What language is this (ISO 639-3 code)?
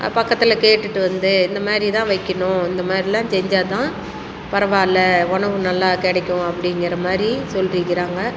tam